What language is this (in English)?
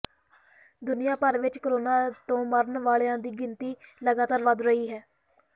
Punjabi